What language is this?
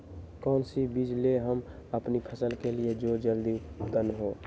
Magahi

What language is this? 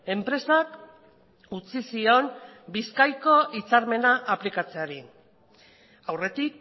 Basque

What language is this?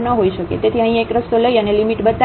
Gujarati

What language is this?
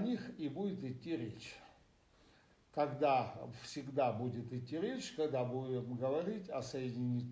Russian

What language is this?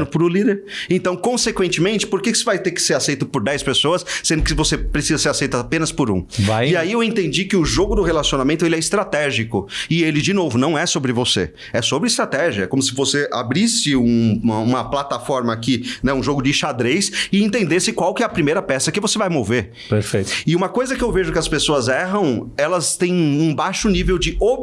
Portuguese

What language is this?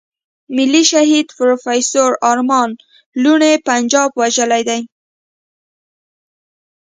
Pashto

